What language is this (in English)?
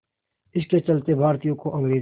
Hindi